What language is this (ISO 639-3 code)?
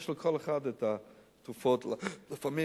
heb